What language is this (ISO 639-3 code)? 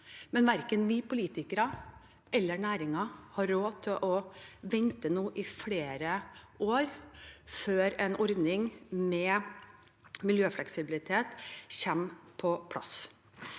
nor